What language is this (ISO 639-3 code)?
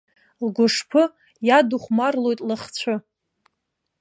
abk